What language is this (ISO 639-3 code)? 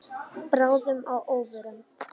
isl